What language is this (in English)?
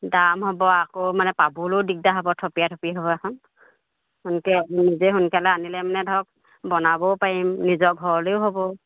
Assamese